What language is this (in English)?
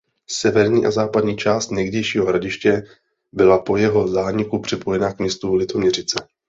Czech